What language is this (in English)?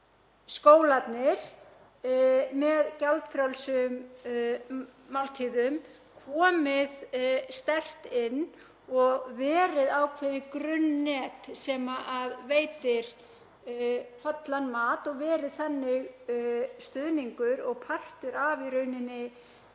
Icelandic